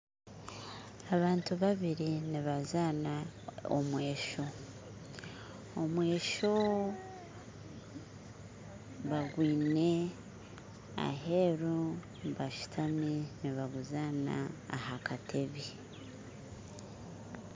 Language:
Nyankole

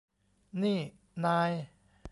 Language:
Thai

